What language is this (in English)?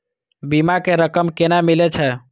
Maithili